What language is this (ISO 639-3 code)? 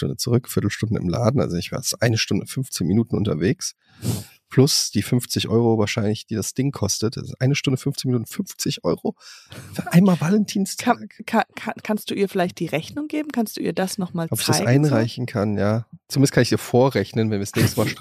deu